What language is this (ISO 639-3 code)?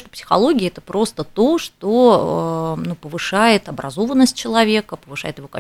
rus